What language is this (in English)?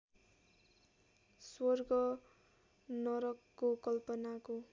Nepali